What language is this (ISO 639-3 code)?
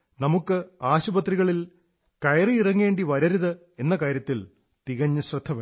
mal